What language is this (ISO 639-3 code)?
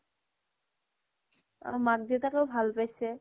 asm